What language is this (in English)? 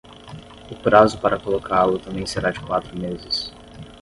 Portuguese